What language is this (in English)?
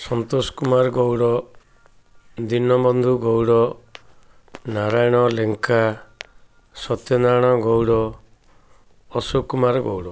Odia